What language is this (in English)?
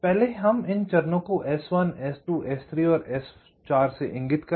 Hindi